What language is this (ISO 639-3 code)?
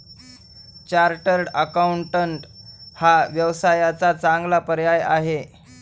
mar